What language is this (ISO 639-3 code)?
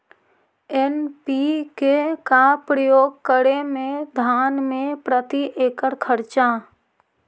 mag